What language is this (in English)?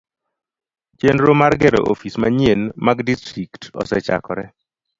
Luo (Kenya and Tanzania)